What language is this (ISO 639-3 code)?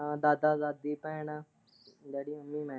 pan